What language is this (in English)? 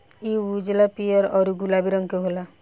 Bhojpuri